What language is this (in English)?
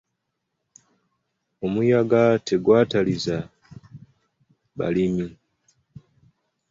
Ganda